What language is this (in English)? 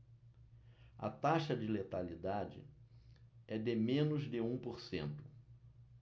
Portuguese